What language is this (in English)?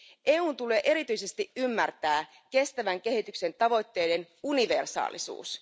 Finnish